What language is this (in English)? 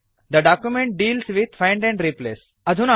Sanskrit